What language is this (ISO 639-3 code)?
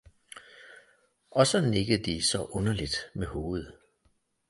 dan